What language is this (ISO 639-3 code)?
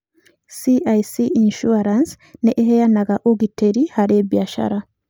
kik